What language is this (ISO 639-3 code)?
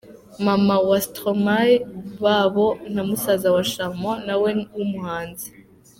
kin